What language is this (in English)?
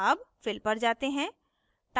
Hindi